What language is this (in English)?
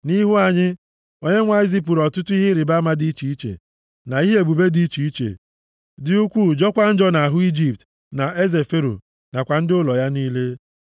Igbo